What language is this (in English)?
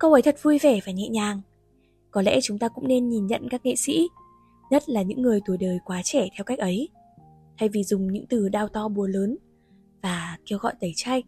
Vietnamese